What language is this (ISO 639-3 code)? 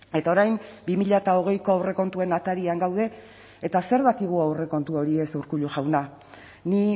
eus